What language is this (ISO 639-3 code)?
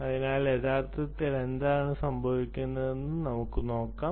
mal